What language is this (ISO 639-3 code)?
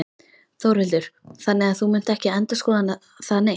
isl